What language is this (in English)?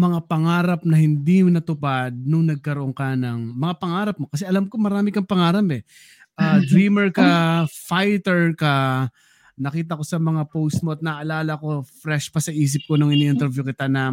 Filipino